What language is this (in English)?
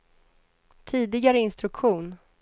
Swedish